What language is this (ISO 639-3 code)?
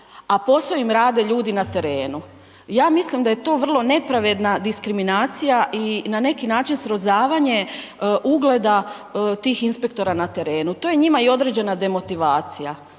hrv